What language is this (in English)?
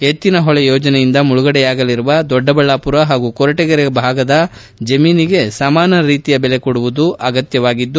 Kannada